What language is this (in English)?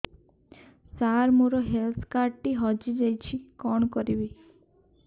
Odia